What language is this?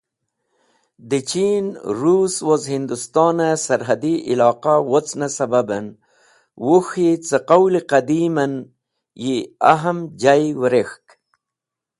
Wakhi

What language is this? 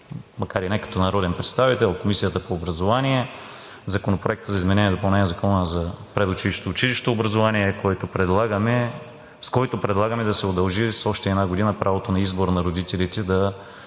Bulgarian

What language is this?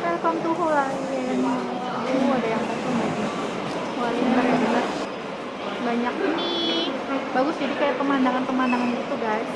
Indonesian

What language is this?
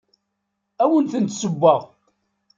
Kabyle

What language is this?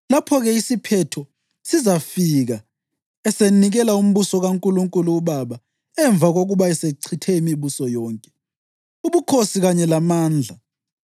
North Ndebele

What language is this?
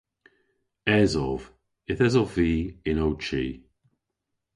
Cornish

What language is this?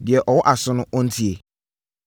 Akan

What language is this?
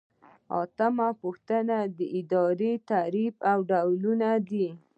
Pashto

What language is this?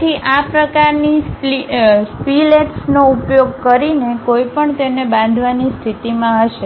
Gujarati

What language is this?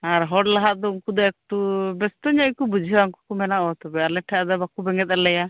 Santali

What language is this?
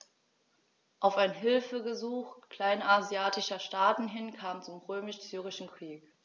German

